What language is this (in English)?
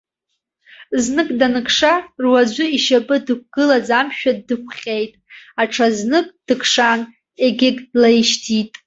Abkhazian